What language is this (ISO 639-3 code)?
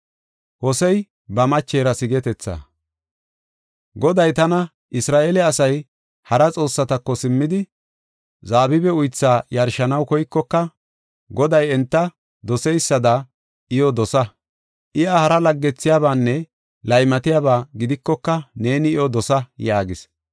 gof